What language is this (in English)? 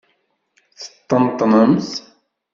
Kabyle